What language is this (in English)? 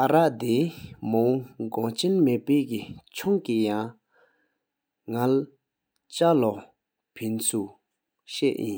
Sikkimese